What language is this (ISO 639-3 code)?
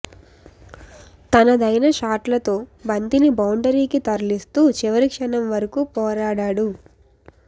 tel